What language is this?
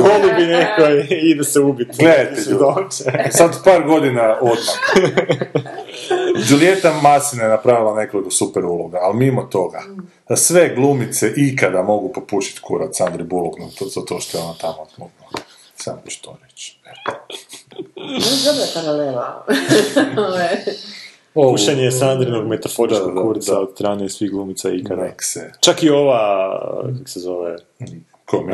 Croatian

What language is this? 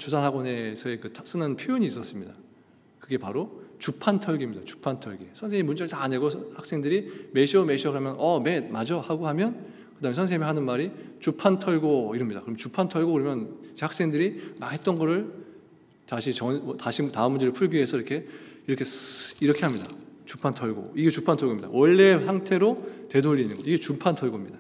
Korean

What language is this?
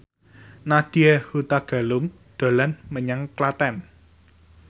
Javanese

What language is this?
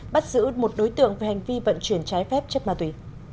Vietnamese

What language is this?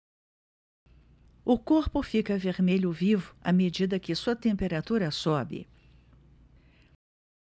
Portuguese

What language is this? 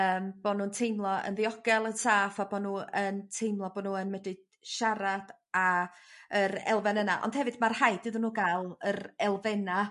Welsh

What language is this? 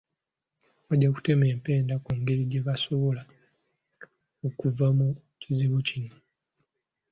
Ganda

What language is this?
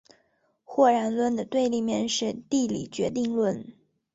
Chinese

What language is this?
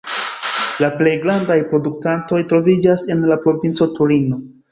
Esperanto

